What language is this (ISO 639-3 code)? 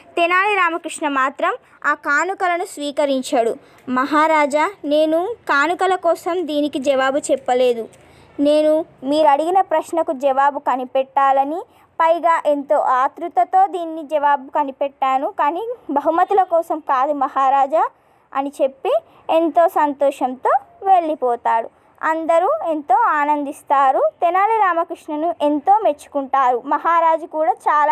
tel